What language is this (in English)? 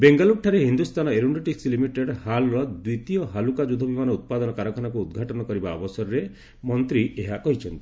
Odia